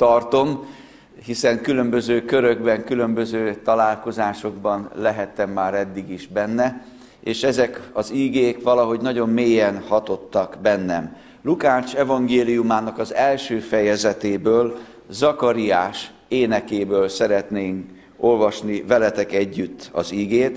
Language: Hungarian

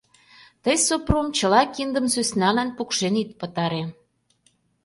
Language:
Mari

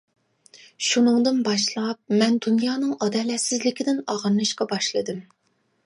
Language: Uyghur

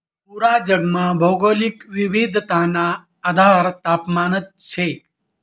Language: Marathi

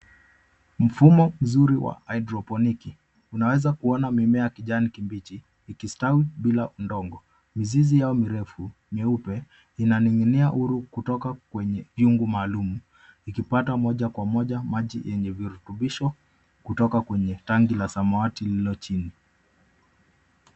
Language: Swahili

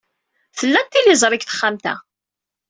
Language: Kabyle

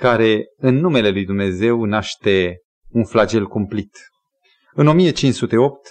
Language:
Romanian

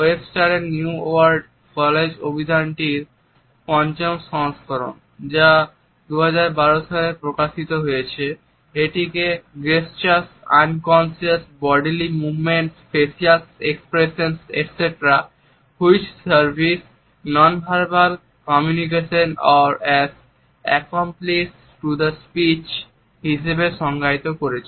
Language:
Bangla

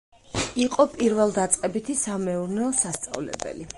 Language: Georgian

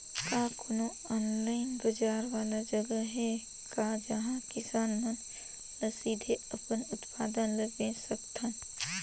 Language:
Chhattisgarhi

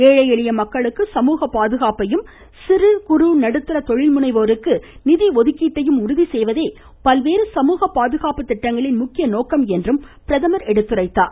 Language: Tamil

